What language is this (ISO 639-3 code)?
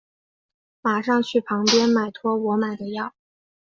zho